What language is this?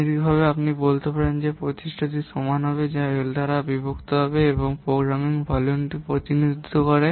Bangla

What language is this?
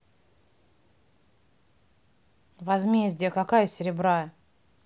Russian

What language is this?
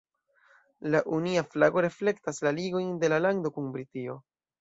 Esperanto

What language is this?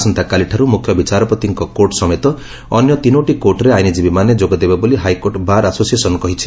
Odia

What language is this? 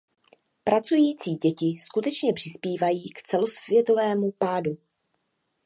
Czech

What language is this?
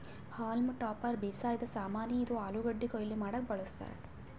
Kannada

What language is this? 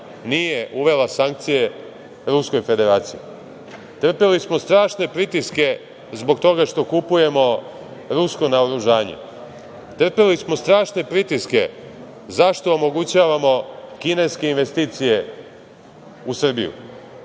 Serbian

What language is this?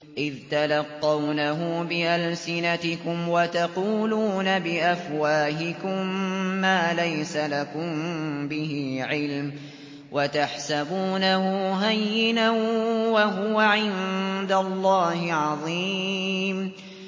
Arabic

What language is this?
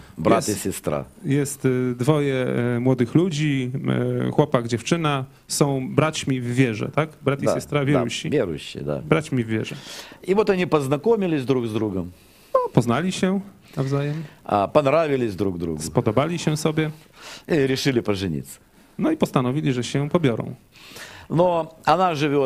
Polish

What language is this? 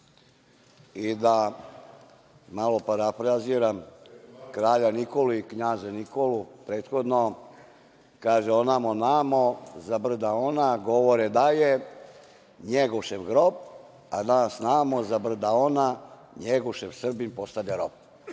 Serbian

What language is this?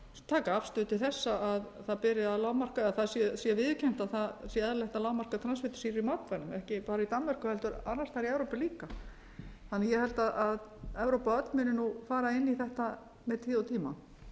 Icelandic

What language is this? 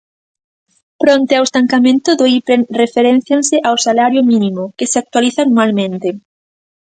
Galician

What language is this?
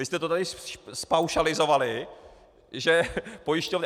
Czech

